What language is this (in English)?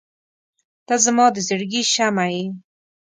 Pashto